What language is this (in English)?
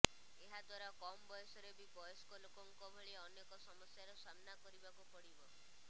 Odia